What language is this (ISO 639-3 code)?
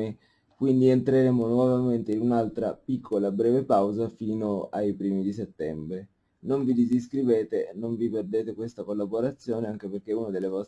ita